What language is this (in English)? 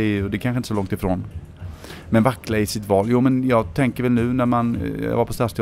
Swedish